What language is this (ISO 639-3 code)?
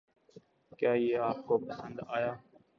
urd